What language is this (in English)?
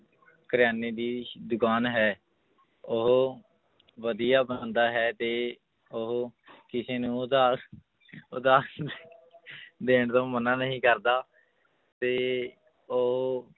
Punjabi